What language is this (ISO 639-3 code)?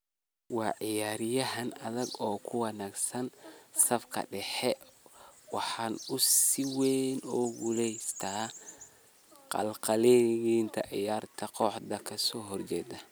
som